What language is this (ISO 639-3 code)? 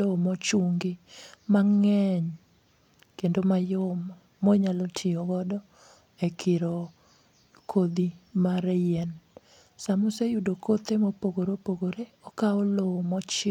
luo